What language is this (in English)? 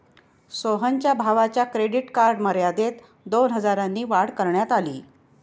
Marathi